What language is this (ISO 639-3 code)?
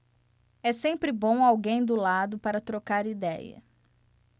por